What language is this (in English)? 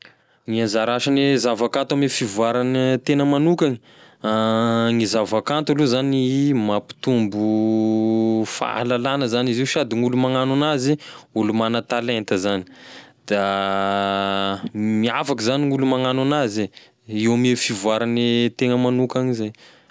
Tesaka Malagasy